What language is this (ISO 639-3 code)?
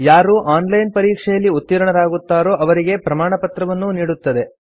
kan